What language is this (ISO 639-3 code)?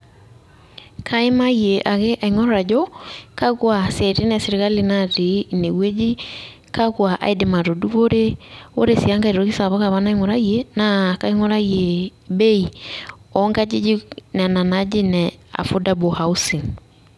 mas